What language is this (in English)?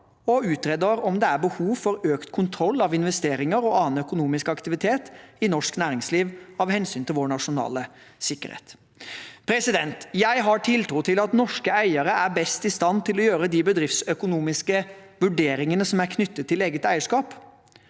Norwegian